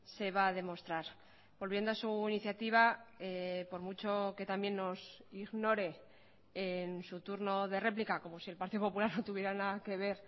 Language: Spanish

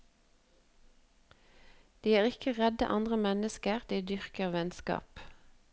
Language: Norwegian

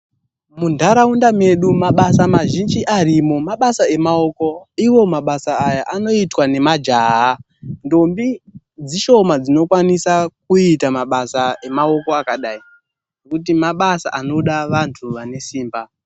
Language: Ndau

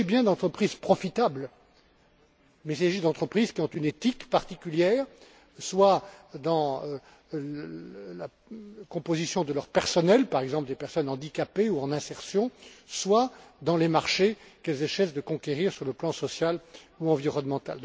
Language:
French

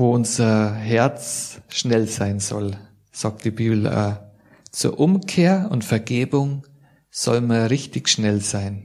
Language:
German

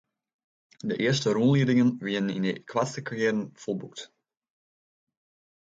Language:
Western Frisian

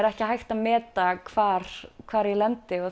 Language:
Icelandic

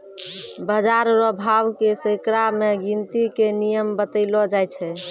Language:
Maithili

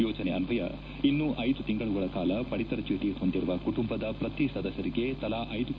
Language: Kannada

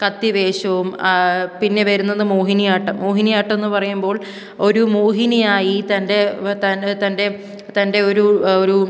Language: Malayalam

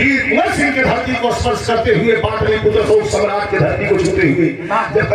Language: Arabic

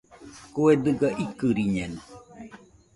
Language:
Nüpode Huitoto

